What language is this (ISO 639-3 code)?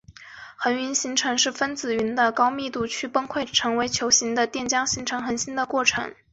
zho